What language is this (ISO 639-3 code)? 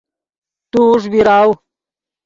ydg